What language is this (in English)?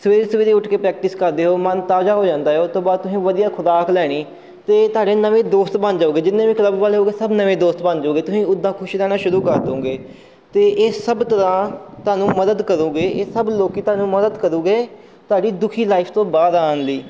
Punjabi